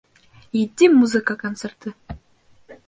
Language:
Bashkir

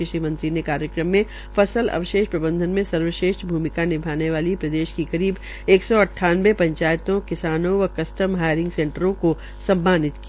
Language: Hindi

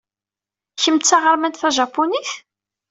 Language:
Kabyle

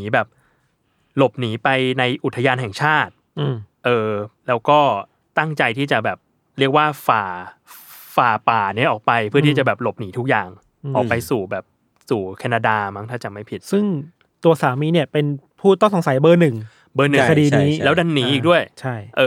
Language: Thai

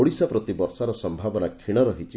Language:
Odia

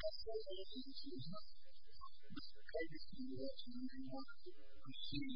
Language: English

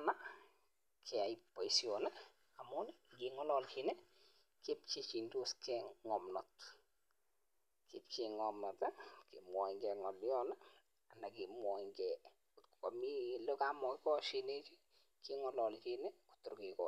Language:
Kalenjin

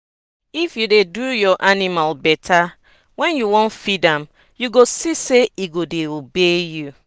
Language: Nigerian Pidgin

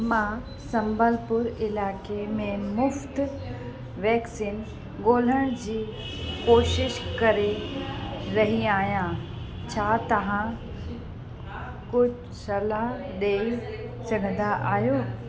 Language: Sindhi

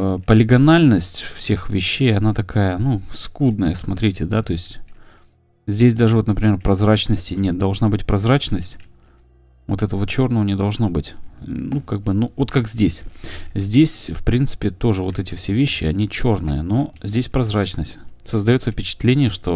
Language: Russian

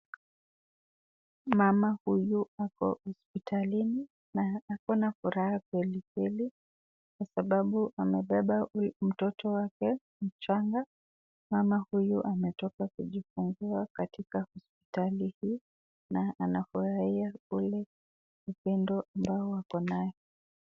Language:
Swahili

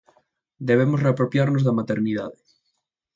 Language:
Galician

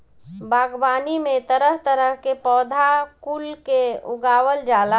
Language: Bhojpuri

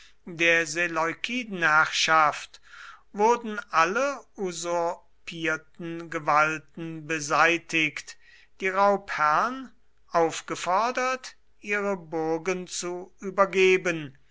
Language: German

